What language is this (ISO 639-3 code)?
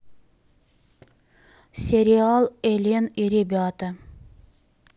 rus